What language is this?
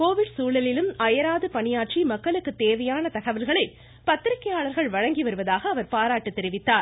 Tamil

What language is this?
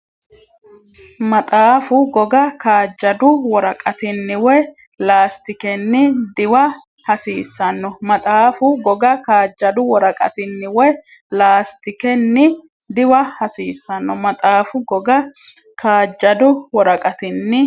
Sidamo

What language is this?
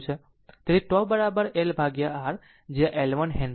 Gujarati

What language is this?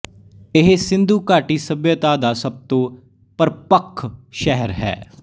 Punjabi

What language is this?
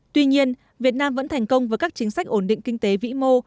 Vietnamese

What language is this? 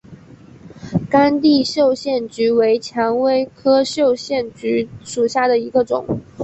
Chinese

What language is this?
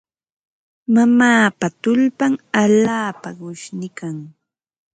Ambo-Pasco Quechua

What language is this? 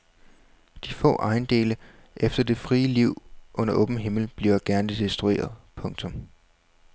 Danish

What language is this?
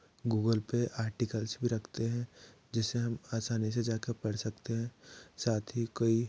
Hindi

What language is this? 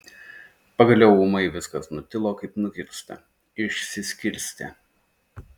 Lithuanian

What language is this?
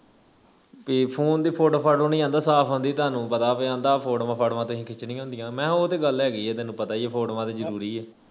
Punjabi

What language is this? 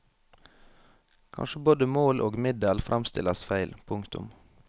Norwegian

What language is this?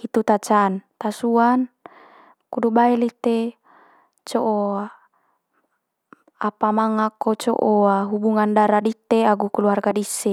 Manggarai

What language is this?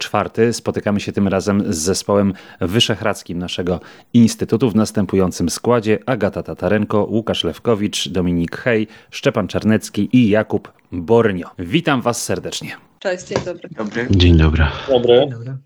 Polish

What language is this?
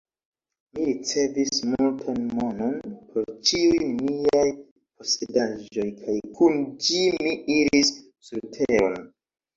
Esperanto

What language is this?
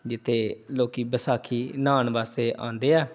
Punjabi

